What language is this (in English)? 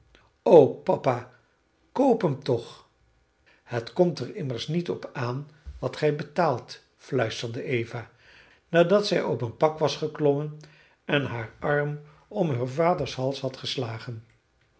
Dutch